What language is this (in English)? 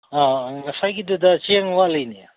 Manipuri